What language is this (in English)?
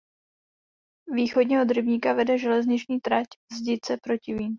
Czech